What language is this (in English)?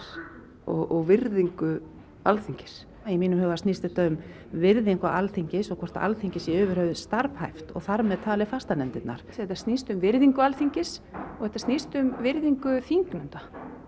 Icelandic